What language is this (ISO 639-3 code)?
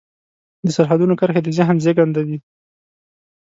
pus